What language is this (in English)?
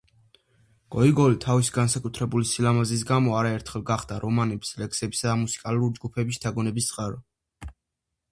Georgian